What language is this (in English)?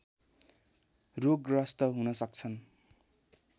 Nepali